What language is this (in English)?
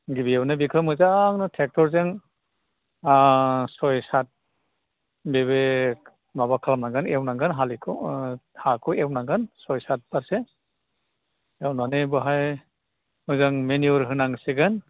Bodo